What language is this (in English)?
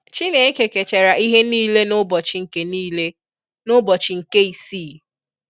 Igbo